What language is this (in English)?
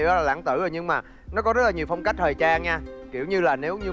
Vietnamese